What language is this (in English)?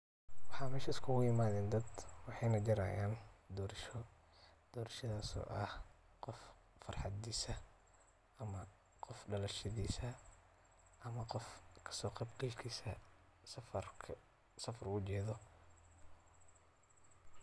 Somali